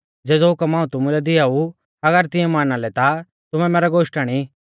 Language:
Mahasu Pahari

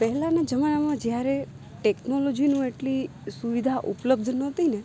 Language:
Gujarati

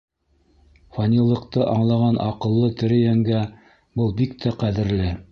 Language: Bashkir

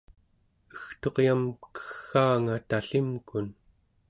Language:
Central Yupik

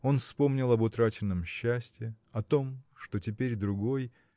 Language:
Russian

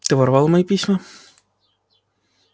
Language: Russian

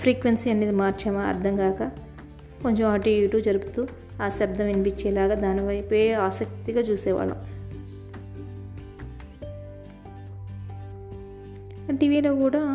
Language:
Telugu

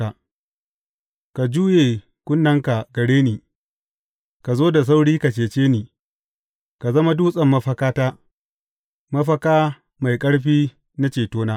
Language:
Hausa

